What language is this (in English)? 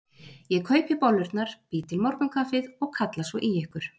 Icelandic